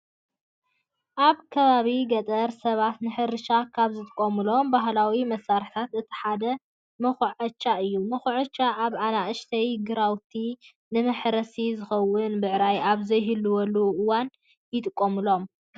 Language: Tigrinya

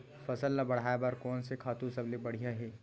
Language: Chhattisgarhi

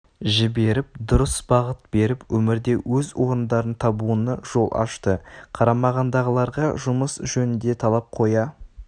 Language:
Kazakh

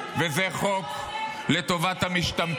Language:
Hebrew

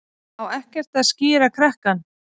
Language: Icelandic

